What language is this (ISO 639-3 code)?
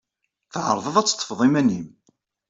kab